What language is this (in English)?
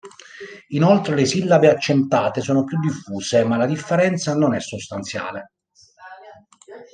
Italian